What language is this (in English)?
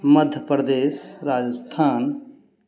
Maithili